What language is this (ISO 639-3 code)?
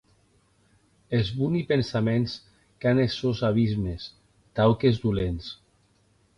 oci